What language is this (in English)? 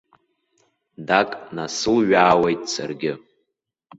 Abkhazian